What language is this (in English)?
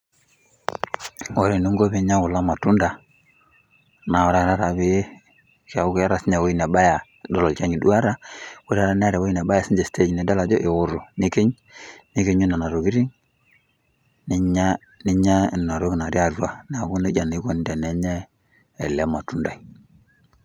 Masai